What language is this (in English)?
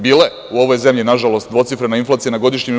Serbian